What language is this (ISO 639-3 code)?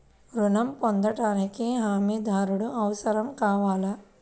tel